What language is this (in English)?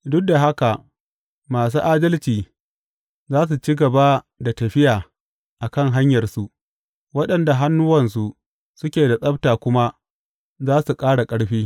Hausa